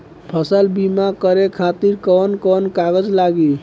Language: Bhojpuri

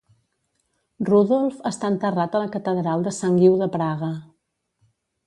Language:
Catalan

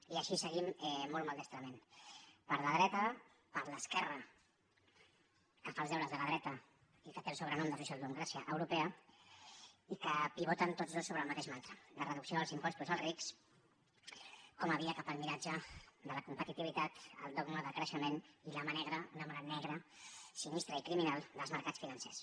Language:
Catalan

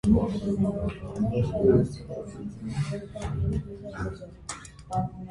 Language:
Armenian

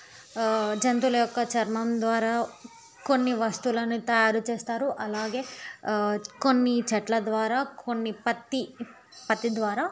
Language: Telugu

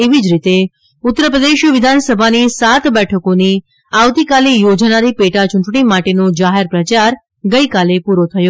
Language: Gujarati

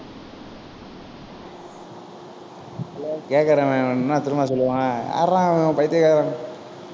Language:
Tamil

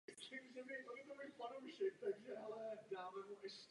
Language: Czech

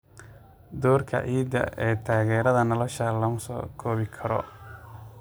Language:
Somali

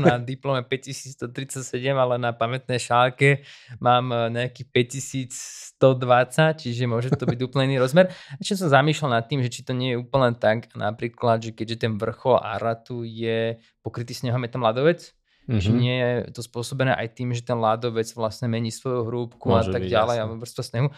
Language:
Slovak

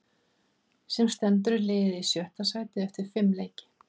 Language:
Icelandic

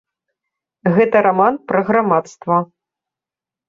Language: Belarusian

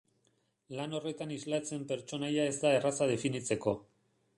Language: Basque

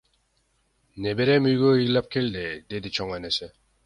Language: Kyrgyz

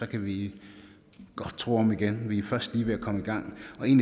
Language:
Danish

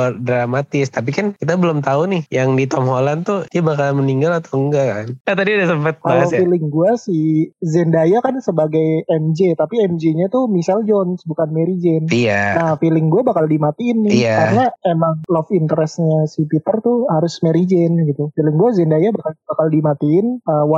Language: Indonesian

